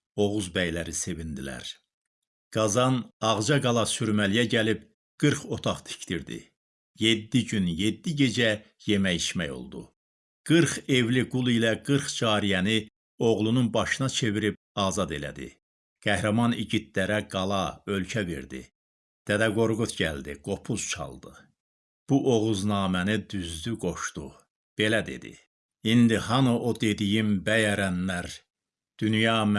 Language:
Turkish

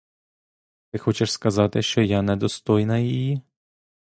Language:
Ukrainian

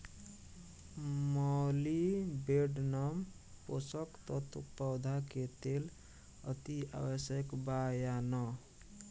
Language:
Bhojpuri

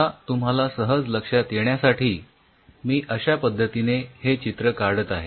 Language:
Marathi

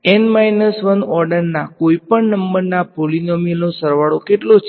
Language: Gujarati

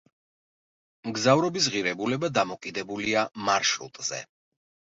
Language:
Georgian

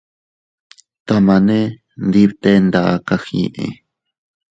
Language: Teutila Cuicatec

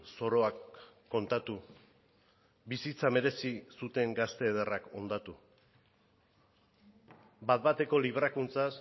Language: Basque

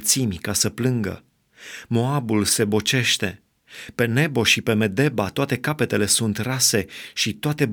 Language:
Romanian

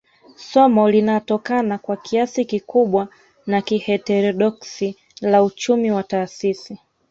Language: Swahili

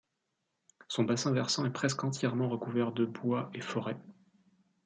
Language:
French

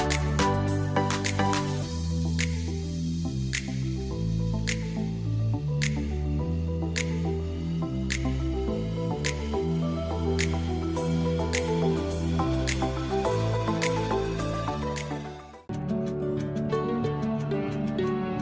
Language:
Vietnamese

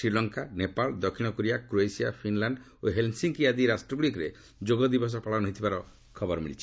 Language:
Odia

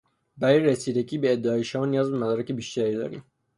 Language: Persian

